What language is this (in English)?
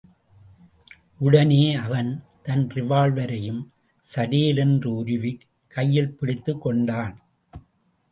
Tamil